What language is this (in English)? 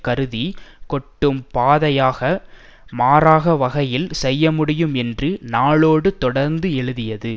Tamil